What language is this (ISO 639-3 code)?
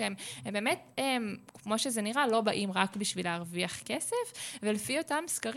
heb